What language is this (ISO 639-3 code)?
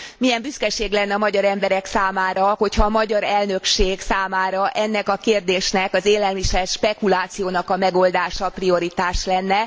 hun